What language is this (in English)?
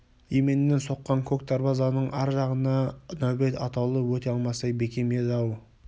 Kazakh